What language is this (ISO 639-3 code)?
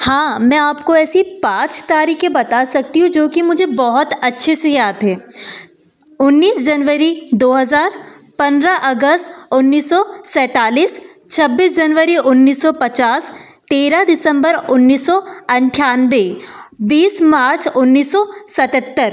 hin